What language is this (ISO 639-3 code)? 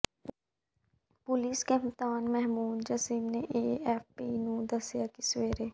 pan